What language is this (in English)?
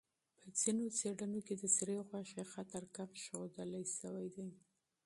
Pashto